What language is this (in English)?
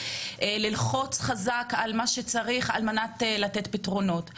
Hebrew